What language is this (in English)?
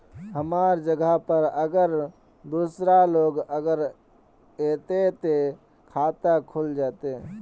Magahi